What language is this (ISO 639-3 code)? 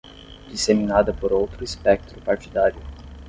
por